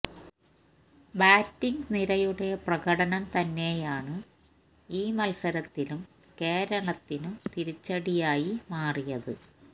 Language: Malayalam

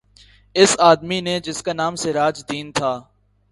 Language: Urdu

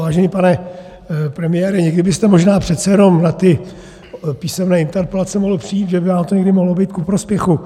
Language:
Czech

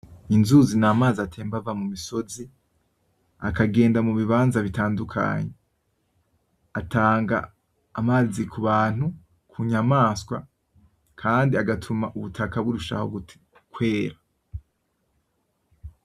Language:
Rundi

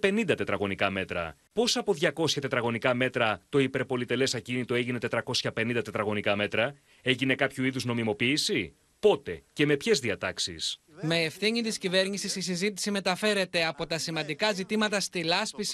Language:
Greek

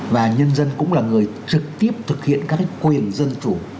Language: Vietnamese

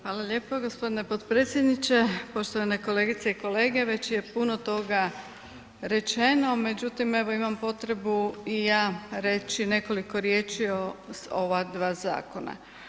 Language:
Croatian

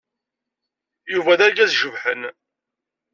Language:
Kabyle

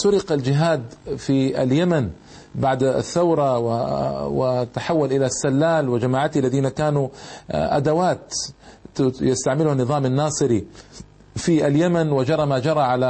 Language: Arabic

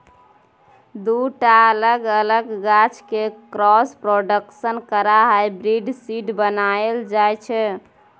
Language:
Maithili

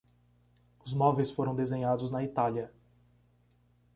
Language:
Portuguese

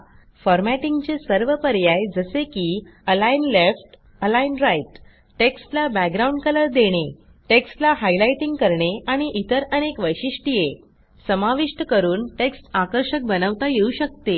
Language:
Marathi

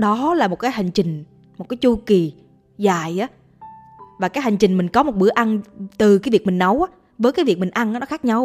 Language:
Vietnamese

